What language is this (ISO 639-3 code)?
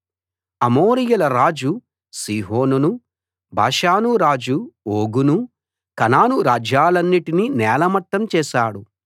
tel